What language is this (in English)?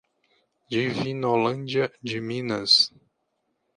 Portuguese